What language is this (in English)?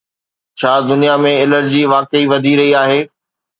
Sindhi